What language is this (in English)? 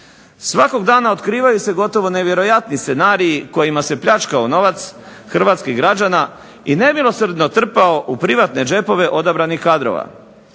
Croatian